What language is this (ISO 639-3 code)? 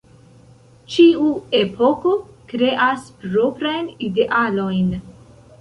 epo